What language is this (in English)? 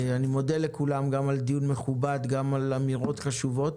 Hebrew